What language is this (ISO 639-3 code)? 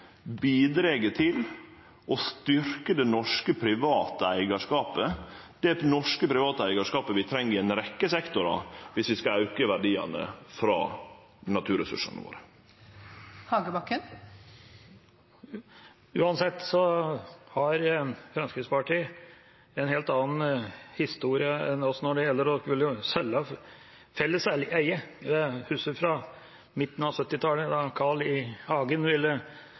nor